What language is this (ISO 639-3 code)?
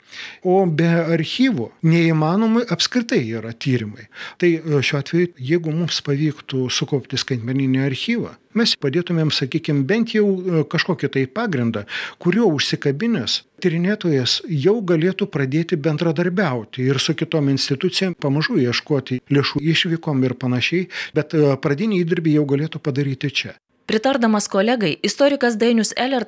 rus